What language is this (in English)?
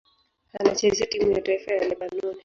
Swahili